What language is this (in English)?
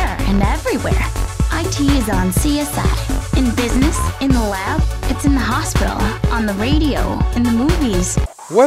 Hindi